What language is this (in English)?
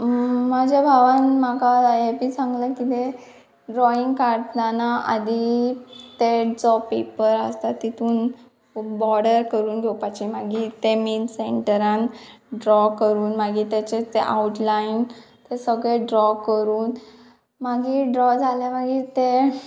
Konkani